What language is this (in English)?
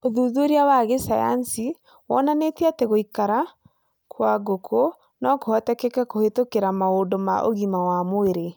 Kikuyu